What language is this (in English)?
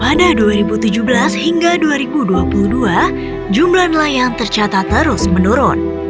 Indonesian